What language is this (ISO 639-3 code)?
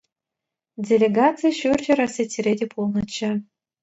chv